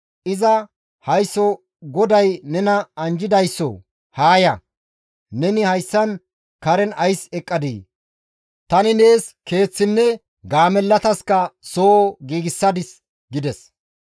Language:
Gamo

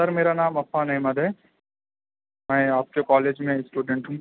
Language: Urdu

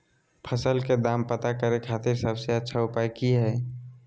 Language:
Magahi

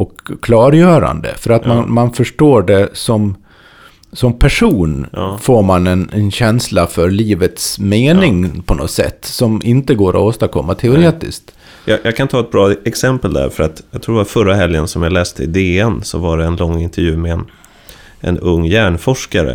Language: Swedish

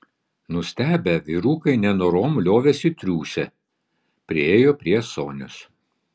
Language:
Lithuanian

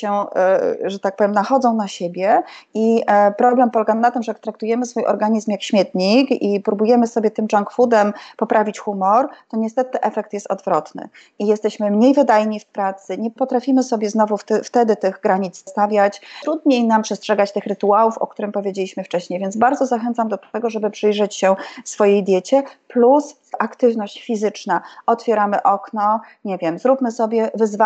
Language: Polish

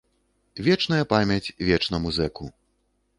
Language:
Belarusian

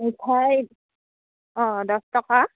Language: Assamese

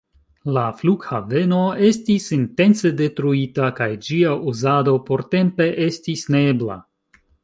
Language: Esperanto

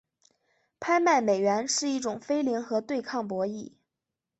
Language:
Chinese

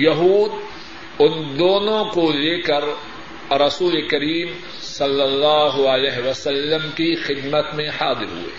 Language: Urdu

